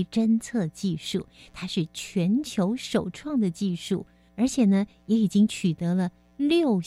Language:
Chinese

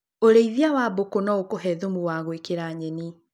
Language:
Kikuyu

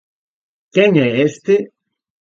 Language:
Galician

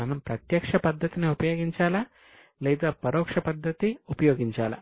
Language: Telugu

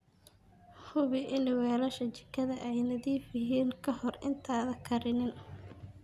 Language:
Somali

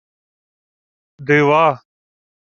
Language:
Ukrainian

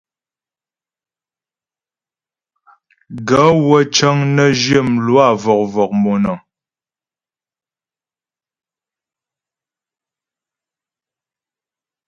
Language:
Ghomala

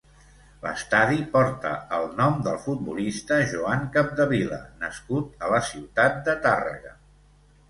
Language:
Catalan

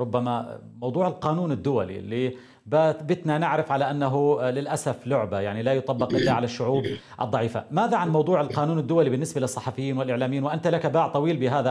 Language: Arabic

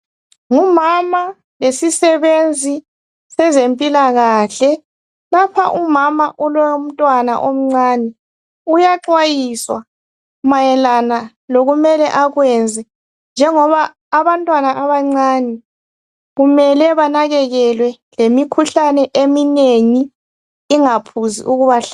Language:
North Ndebele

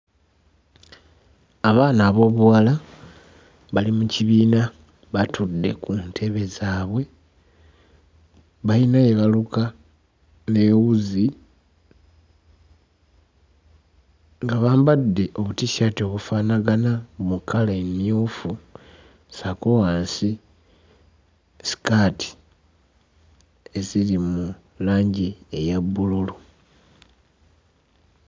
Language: Ganda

